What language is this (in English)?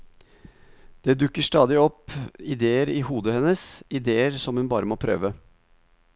Norwegian